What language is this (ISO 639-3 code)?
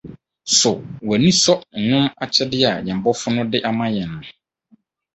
aka